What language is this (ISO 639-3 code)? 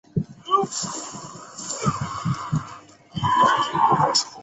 zho